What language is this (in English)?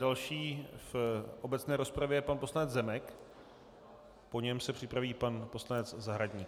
Czech